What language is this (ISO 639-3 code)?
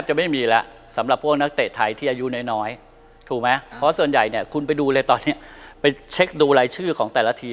tha